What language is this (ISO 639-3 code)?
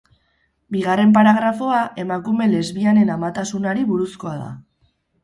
eus